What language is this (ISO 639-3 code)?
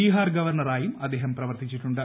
mal